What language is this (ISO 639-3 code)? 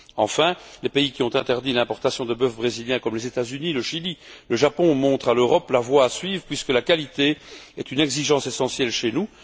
fra